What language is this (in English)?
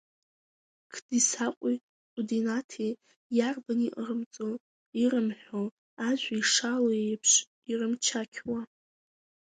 Abkhazian